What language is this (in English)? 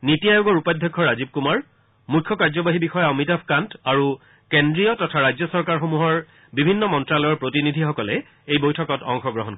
Assamese